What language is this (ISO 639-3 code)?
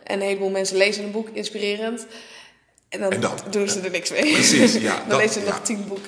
nld